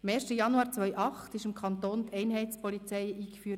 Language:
Swiss German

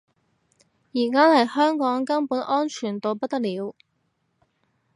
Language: Cantonese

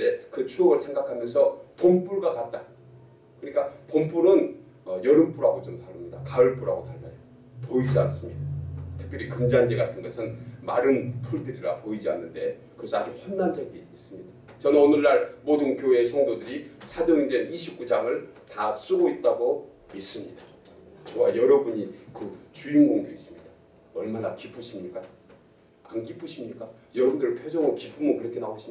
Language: Korean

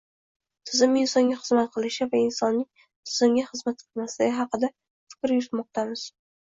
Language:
Uzbek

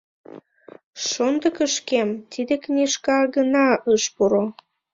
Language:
Mari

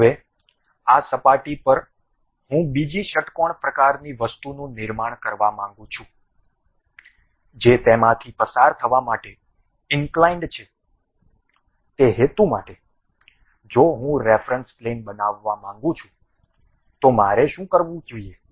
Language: Gujarati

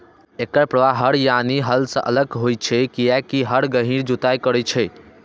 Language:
Maithili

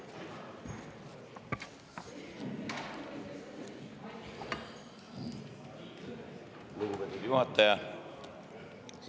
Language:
Estonian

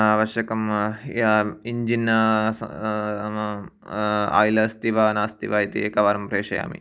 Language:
Sanskrit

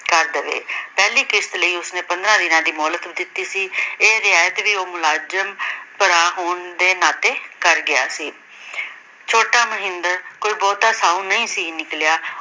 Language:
Punjabi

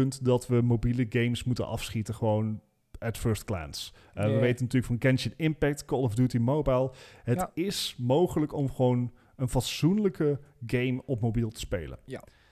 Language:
Dutch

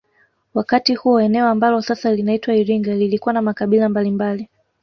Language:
Swahili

